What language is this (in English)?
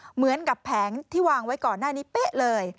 Thai